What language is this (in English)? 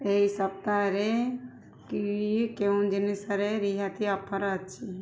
Odia